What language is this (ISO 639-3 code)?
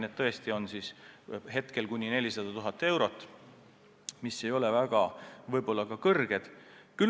est